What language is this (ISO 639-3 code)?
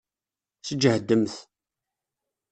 kab